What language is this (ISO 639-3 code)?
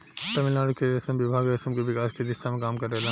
bho